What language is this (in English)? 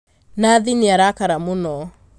Kikuyu